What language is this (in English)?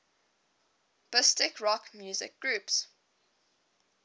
English